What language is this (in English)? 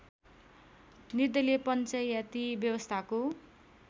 Nepali